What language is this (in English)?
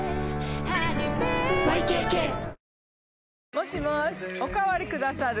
Japanese